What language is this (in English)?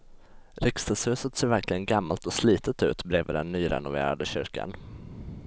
Swedish